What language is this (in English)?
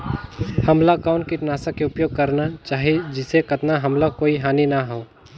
Chhattisgarhi